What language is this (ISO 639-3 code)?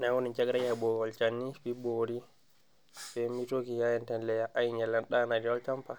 mas